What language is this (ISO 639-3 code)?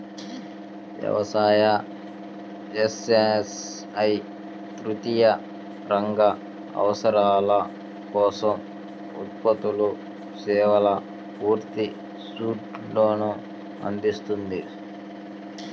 tel